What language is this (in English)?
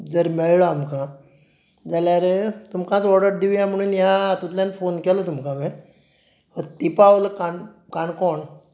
Konkani